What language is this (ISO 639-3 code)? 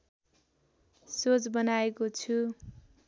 nep